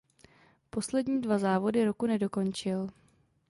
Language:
Czech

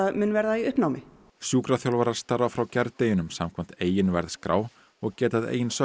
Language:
Icelandic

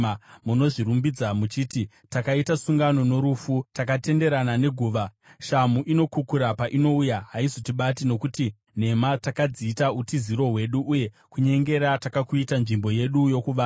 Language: Shona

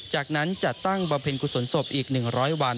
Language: Thai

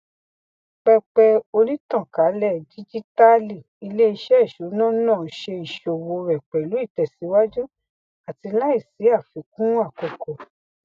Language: Yoruba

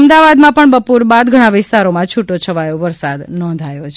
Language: Gujarati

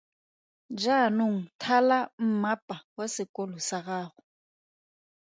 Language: Tswana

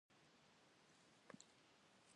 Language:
Kabardian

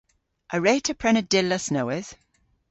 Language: Cornish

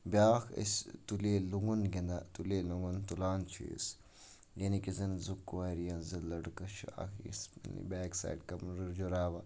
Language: Kashmiri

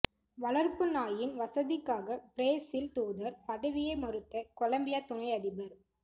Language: Tamil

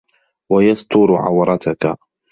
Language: Arabic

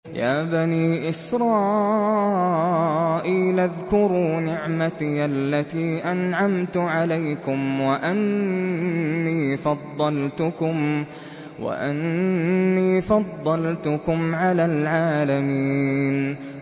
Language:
Arabic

